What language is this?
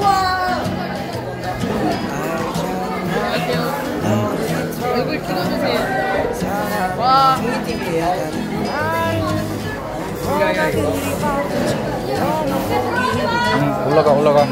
Korean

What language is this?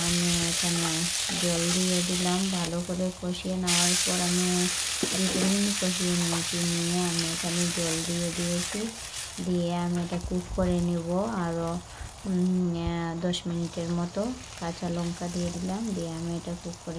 Romanian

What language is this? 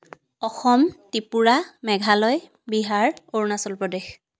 Assamese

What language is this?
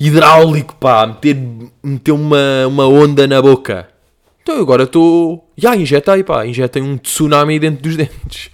Portuguese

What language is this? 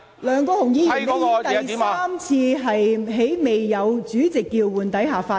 Cantonese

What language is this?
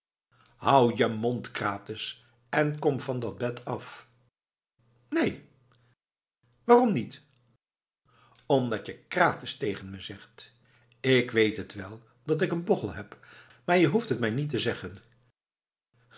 Dutch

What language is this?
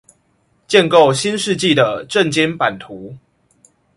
Chinese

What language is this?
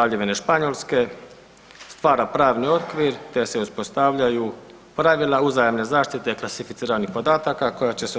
Croatian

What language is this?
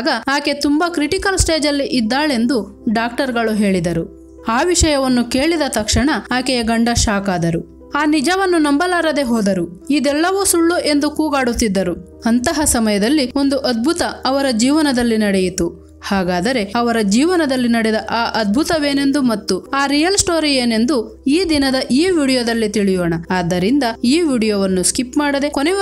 Kannada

